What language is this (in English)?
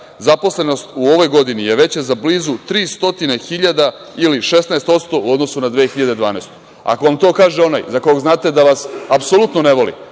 Serbian